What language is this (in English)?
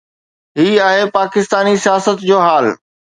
Sindhi